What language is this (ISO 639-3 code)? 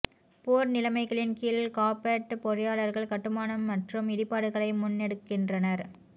tam